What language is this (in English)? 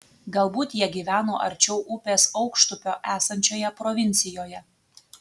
Lithuanian